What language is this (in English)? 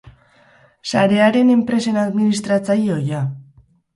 Basque